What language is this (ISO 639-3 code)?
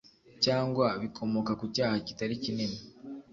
kin